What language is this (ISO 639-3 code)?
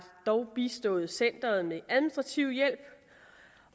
dan